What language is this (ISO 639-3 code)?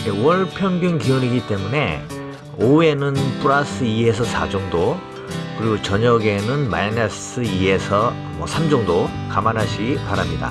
kor